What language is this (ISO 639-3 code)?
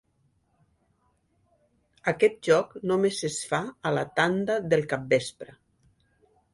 cat